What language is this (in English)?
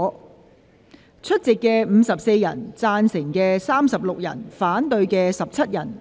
Cantonese